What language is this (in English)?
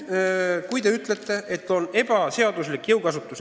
Estonian